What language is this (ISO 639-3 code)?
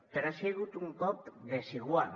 cat